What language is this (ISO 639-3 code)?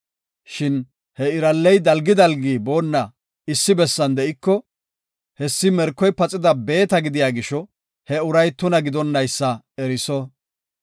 gof